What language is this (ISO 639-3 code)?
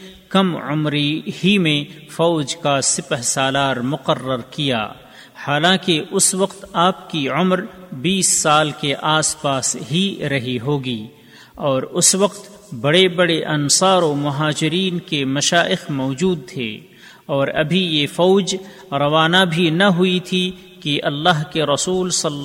urd